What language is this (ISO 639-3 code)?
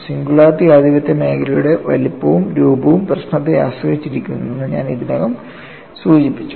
mal